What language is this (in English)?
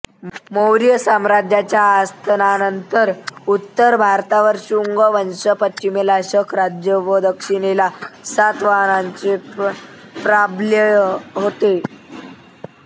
Marathi